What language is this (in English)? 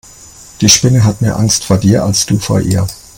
German